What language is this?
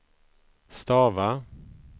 Swedish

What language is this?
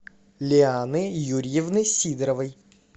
Russian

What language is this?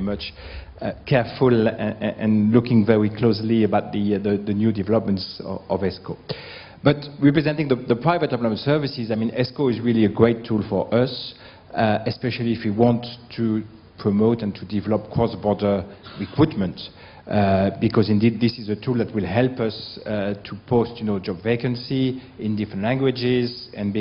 English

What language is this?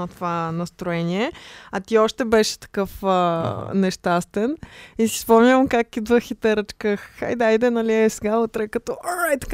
Bulgarian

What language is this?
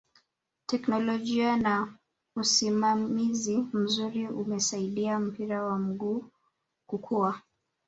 Swahili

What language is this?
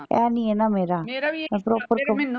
Punjabi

